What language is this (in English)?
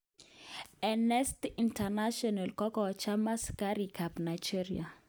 Kalenjin